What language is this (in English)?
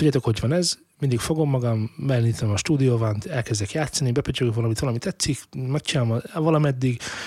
Hungarian